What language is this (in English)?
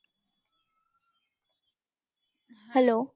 Punjabi